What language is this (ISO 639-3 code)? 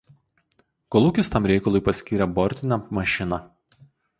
lit